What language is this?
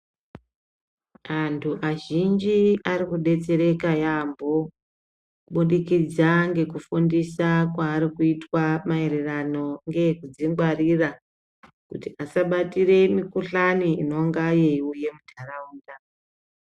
Ndau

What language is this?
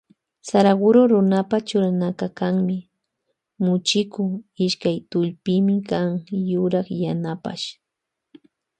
Loja Highland Quichua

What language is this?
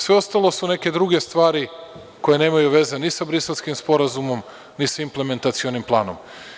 Serbian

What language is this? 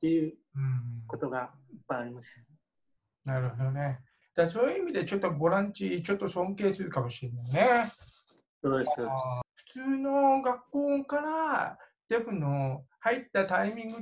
Japanese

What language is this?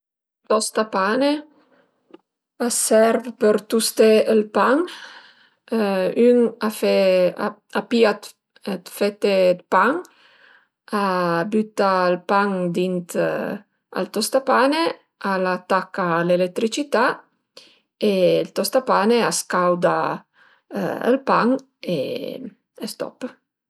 Piedmontese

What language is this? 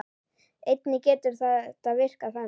Icelandic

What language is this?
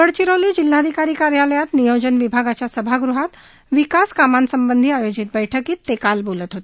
Marathi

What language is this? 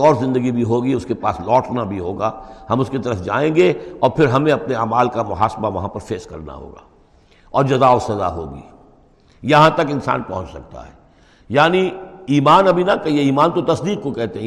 Urdu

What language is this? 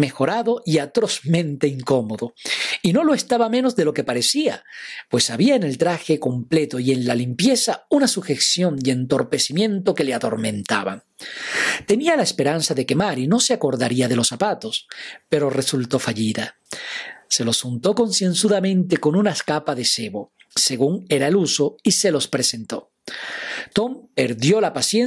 Spanish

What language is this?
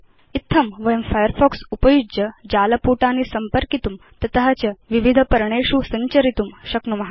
Sanskrit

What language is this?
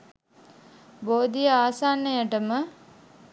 Sinhala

